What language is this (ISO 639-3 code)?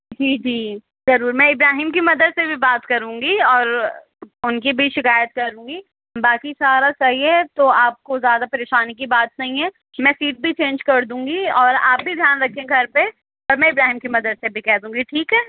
urd